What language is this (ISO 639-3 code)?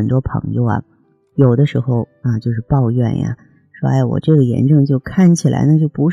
zho